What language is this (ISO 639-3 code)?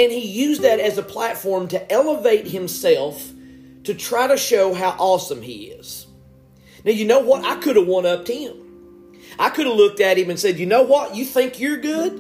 eng